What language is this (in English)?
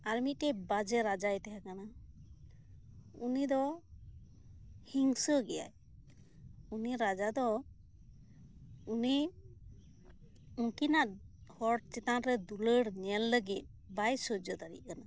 Santali